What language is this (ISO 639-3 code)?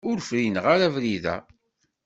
kab